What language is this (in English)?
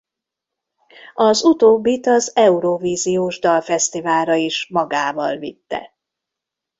Hungarian